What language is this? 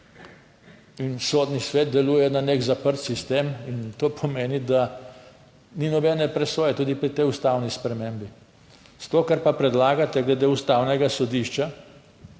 Slovenian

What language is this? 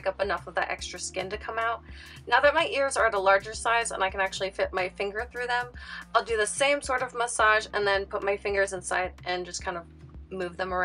English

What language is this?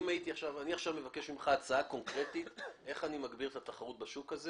Hebrew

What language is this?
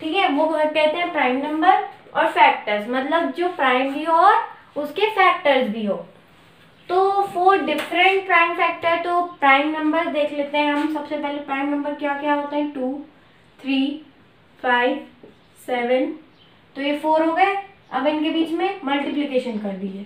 Hindi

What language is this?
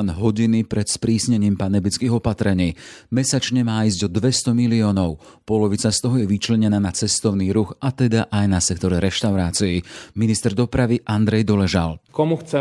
Slovak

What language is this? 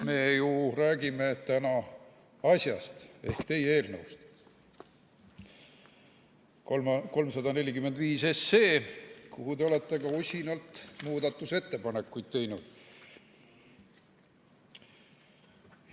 Estonian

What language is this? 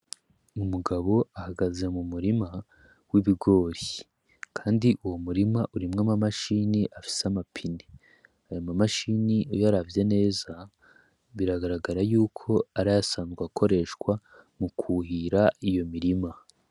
Rundi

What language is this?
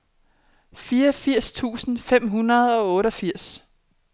Danish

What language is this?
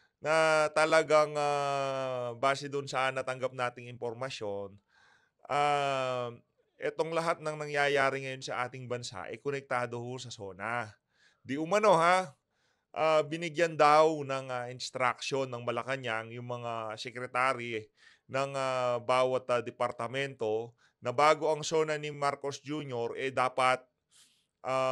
Filipino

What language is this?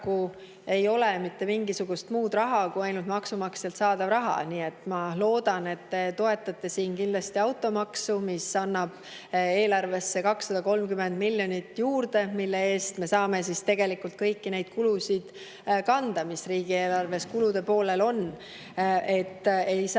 Estonian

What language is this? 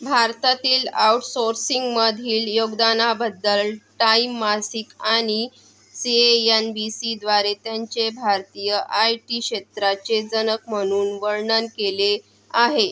Marathi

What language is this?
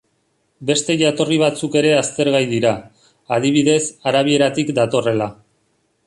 Basque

